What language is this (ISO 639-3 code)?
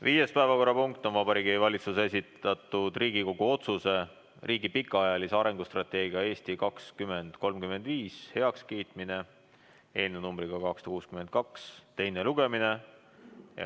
est